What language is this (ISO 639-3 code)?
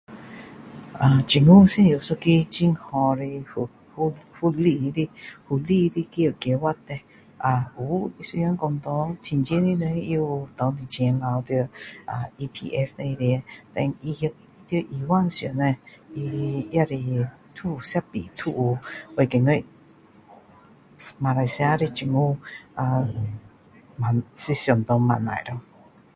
cdo